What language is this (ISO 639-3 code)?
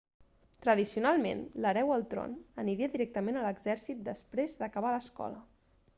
cat